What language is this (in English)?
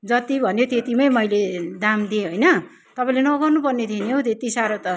Nepali